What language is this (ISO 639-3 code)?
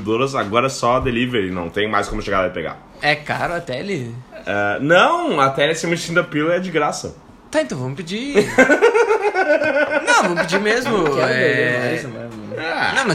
por